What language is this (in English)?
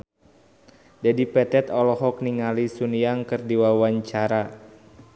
Sundanese